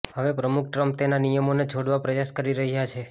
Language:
Gujarati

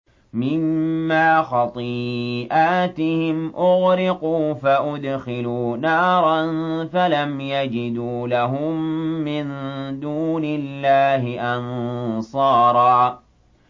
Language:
Arabic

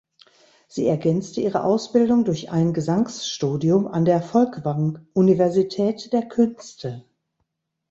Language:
German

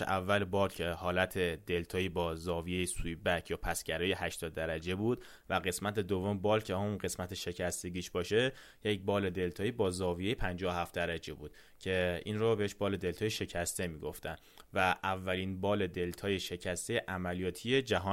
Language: Persian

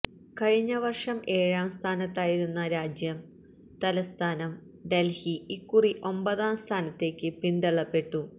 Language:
Malayalam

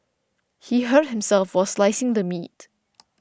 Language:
English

